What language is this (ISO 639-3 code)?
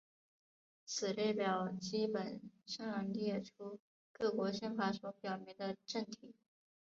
zho